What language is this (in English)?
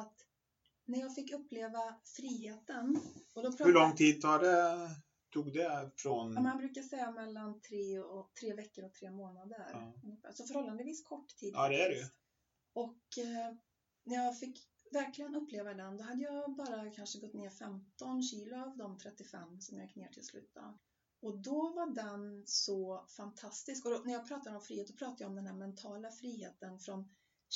Swedish